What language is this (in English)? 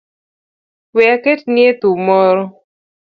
Luo (Kenya and Tanzania)